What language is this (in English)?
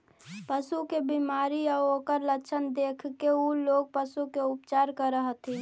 Magahi